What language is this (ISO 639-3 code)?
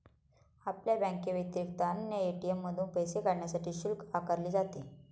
mar